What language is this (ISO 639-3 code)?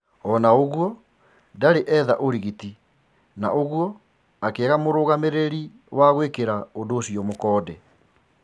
kik